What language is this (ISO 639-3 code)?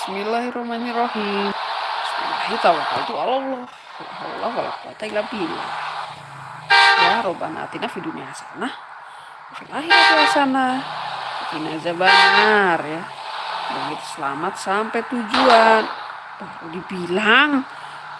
ind